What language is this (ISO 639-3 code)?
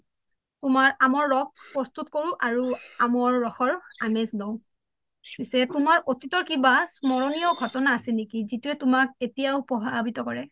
asm